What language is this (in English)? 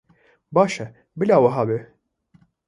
Kurdish